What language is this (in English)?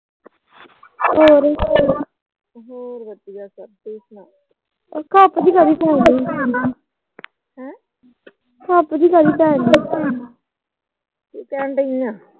Punjabi